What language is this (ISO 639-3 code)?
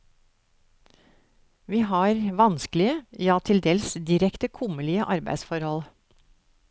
nor